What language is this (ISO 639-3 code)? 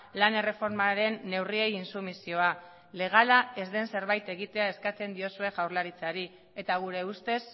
eus